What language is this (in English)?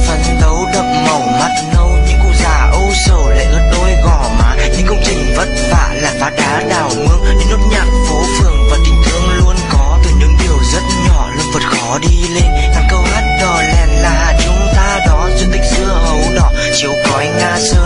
Vietnamese